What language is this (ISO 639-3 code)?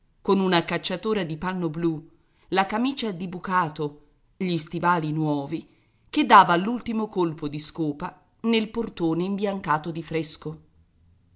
ita